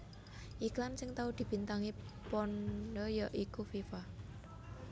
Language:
Javanese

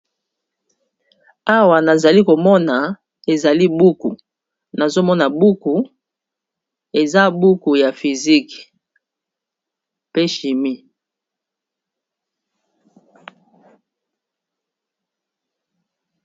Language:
Lingala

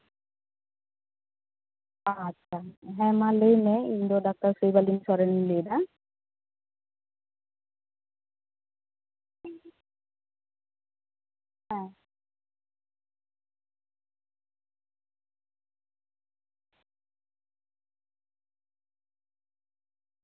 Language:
Santali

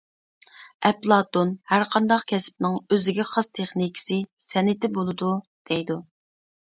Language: Uyghur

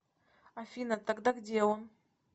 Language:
Russian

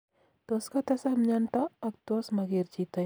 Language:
Kalenjin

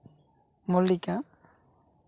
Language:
Santali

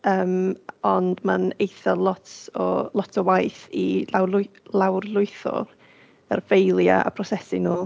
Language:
Welsh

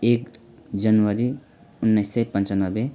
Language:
Nepali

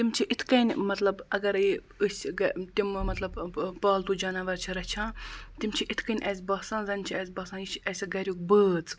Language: Kashmiri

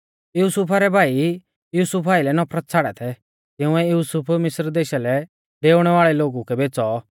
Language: Mahasu Pahari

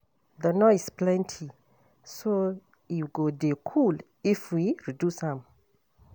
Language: Nigerian Pidgin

